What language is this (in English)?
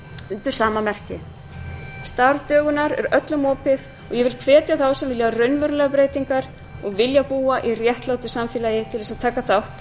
Icelandic